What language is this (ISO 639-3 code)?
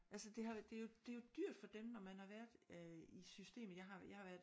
dan